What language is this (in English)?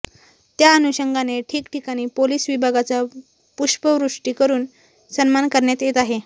Marathi